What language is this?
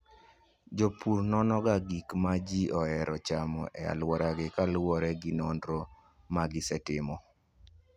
Luo (Kenya and Tanzania)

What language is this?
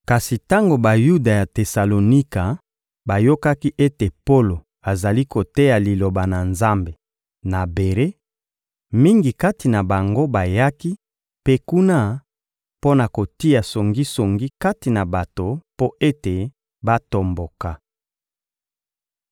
Lingala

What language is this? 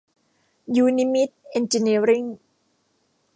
Thai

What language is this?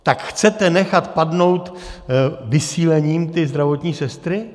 Czech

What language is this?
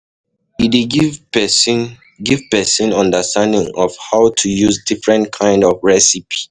Nigerian Pidgin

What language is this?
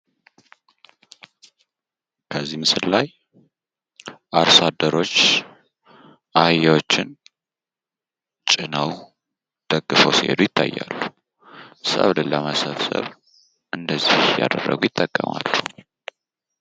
Amharic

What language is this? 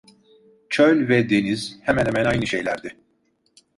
Turkish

